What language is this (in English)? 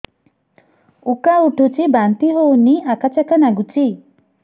Odia